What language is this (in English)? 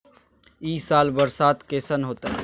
Magahi